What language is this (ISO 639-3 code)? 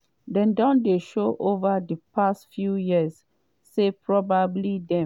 pcm